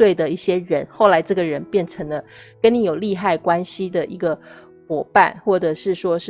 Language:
Chinese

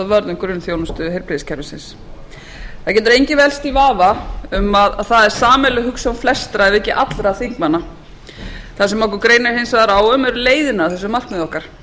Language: Icelandic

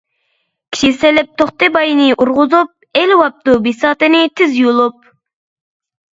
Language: Uyghur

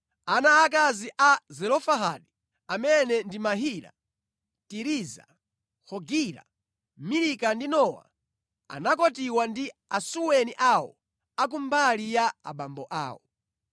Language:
Nyanja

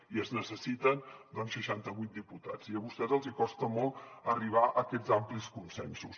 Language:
Catalan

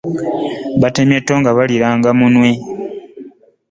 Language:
Ganda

